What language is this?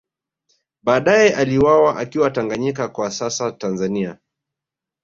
Swahili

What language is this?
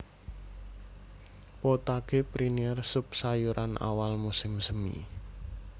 Javanese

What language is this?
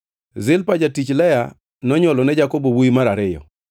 Luo (Kenya and Tanzania)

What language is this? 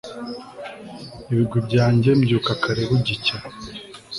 Kinyarwanda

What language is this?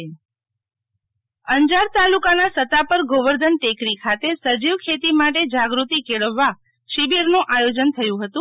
Gujarati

